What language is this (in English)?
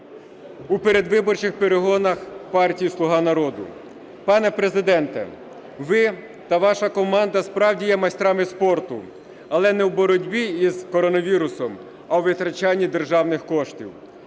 Ukrainian